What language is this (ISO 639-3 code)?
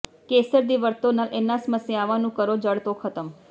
pan